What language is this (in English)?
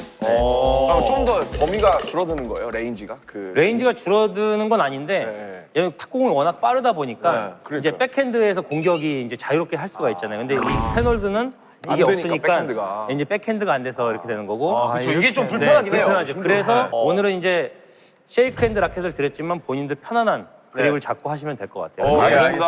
Korean